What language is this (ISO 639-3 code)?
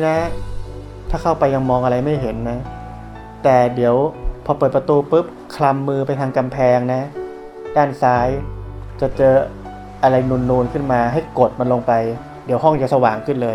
tha